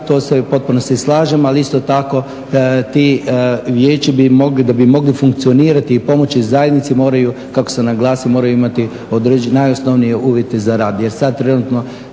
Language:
Croatian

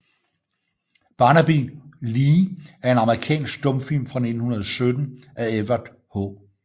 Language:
Danish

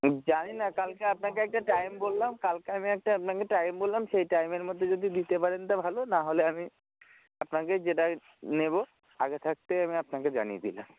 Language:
Bangla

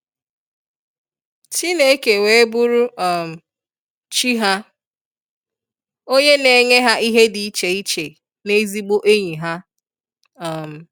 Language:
Igbo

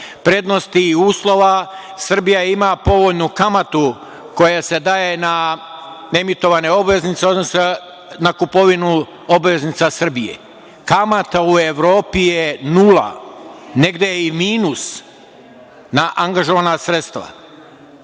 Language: Serbian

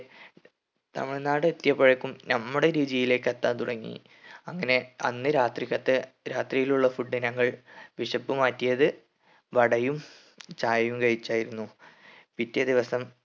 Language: Malayalam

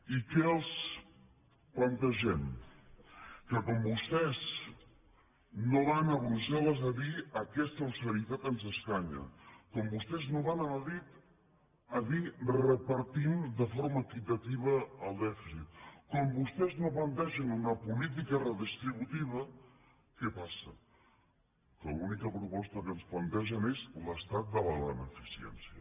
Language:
Catalan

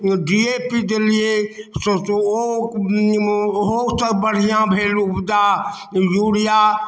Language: Maithili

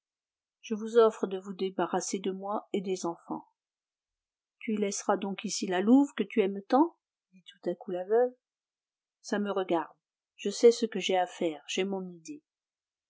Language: French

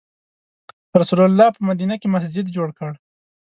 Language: Pashto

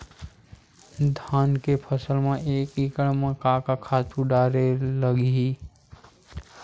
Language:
Chhattisgarhi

